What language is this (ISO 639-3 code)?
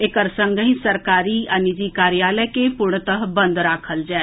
mai